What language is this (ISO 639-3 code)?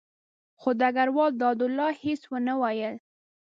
pus